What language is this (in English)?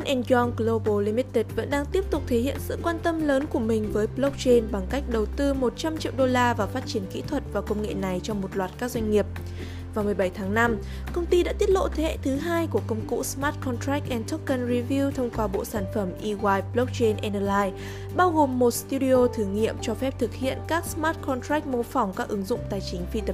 Vietnamese